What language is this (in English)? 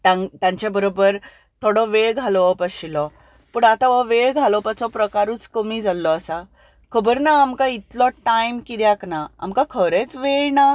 Konkani